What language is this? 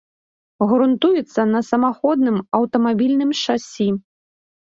Belarusian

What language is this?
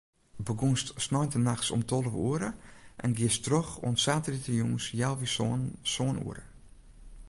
Western Frisian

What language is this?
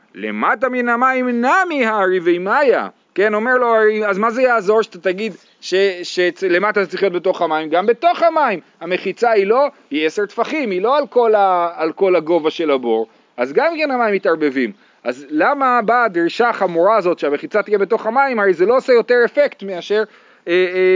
Hebrew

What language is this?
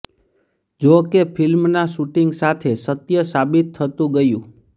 Gujarati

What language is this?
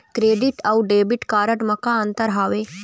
Chhattisgarhi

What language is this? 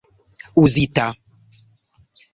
Esperanto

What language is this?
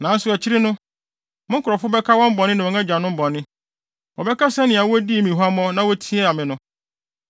Akan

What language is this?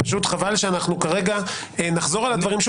Hebrew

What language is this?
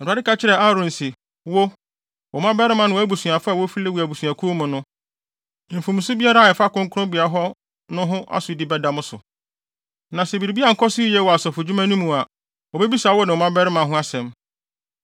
Akan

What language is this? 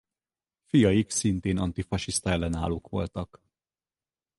Hungarian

